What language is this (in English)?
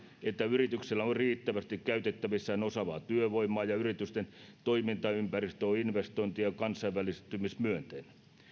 Finnish